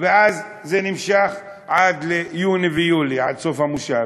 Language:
Hebrew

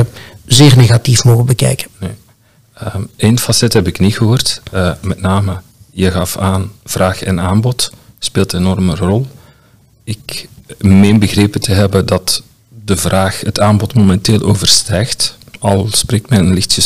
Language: Dutch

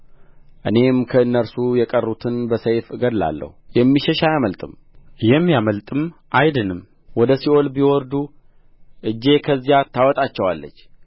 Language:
Amharic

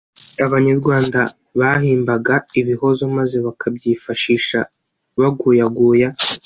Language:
Kinyarwanda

